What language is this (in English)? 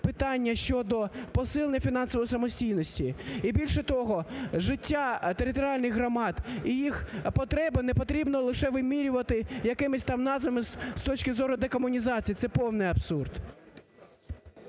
Ukrainian